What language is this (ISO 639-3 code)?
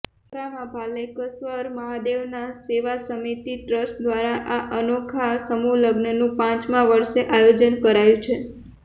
guj